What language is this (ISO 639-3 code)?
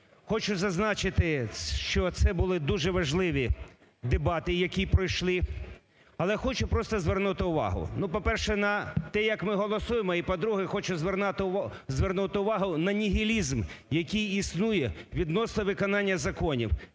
ukr